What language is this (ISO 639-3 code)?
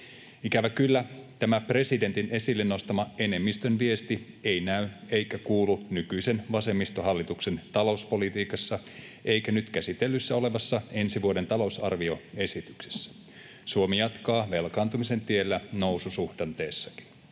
fin